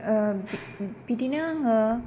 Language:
Bodo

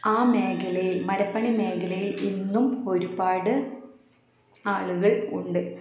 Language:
Malayalam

